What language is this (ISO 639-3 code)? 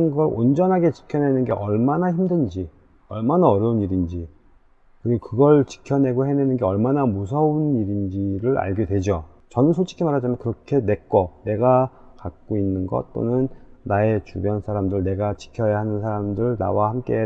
kor